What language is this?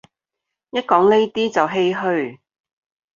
Cantonese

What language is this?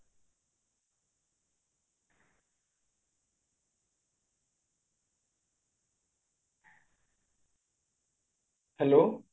Odia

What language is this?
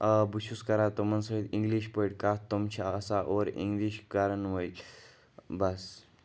Kashmiri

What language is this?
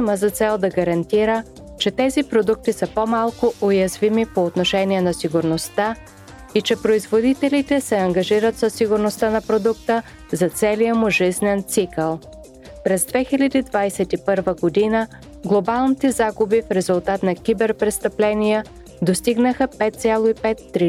Bulgarian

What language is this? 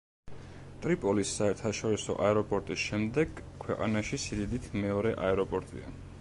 Georgian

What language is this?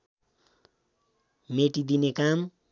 Nepali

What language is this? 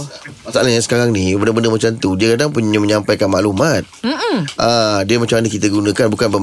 Malay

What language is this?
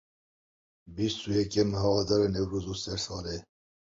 Kurdish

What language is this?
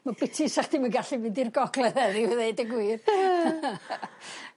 Welsh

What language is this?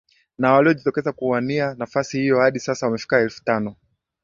Swahili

